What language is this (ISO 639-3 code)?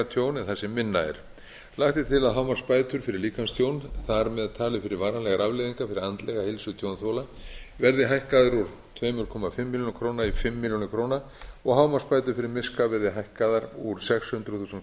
isl